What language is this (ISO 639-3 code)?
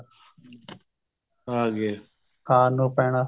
pan